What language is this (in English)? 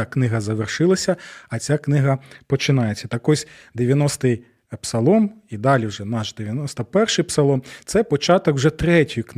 Ukrainian